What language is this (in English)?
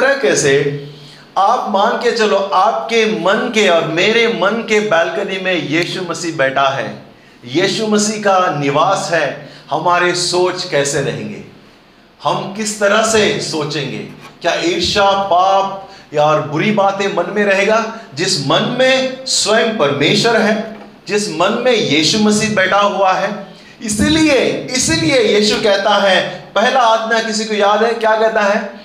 Hindi